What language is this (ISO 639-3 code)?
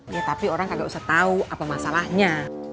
ind